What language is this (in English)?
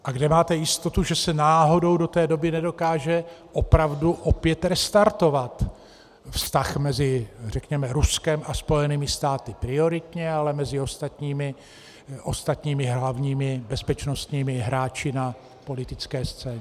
Czech